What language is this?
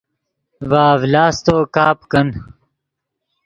Yidgha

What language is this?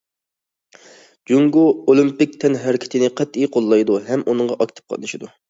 Uyghur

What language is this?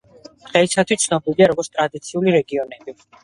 Georgian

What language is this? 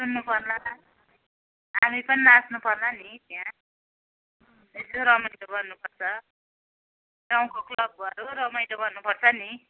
Nepali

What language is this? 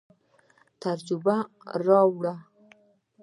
Pashto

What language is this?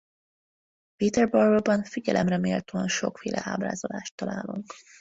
Hungarian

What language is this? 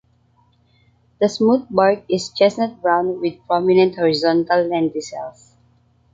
English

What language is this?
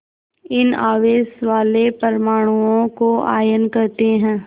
Hindi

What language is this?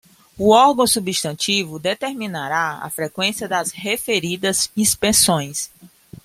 Portuguese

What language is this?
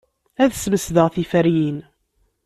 Kabyle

